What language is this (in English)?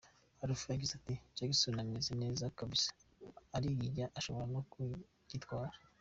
Kinyarwanda